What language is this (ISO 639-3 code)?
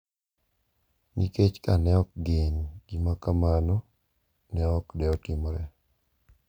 luo